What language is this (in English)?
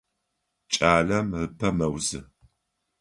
Adyghe